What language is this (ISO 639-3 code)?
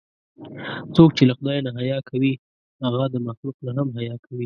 pus